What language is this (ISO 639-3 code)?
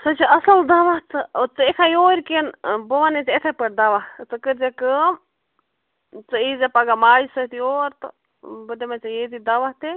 kas